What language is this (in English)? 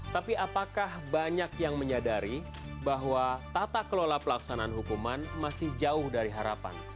Indonesian